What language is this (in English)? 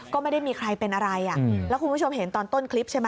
Thai